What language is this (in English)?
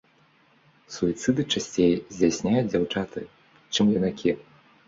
Belarusian